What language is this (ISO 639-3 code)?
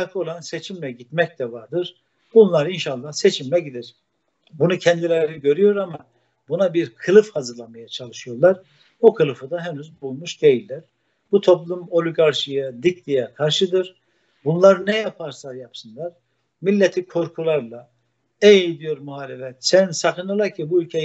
tur